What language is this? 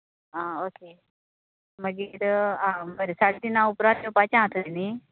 Konkani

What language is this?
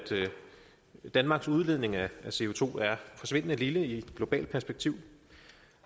Danish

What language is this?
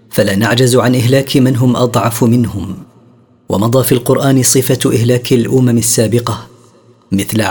Arabic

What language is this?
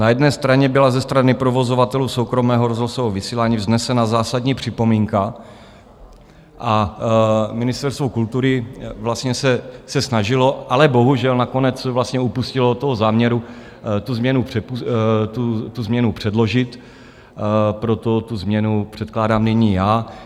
Czech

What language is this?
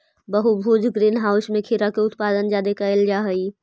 Magahi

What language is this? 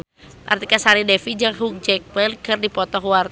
Sundanese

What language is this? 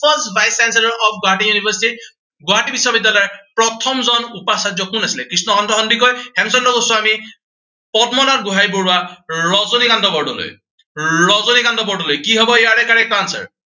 Assamese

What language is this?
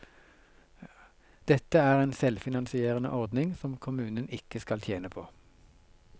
Norwegian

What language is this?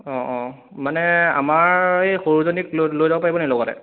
Assamese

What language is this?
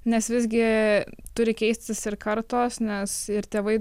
Lithuanian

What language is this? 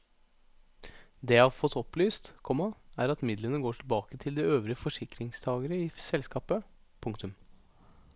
Norwegian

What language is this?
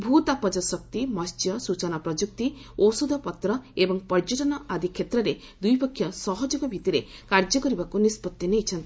Odia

